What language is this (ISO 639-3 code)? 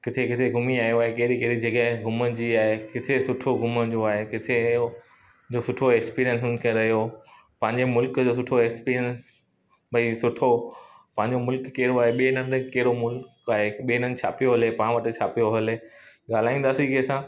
snd